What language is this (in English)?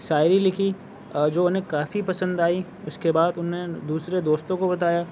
Urdu